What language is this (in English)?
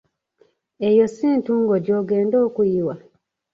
Ganda